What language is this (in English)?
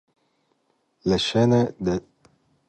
Italian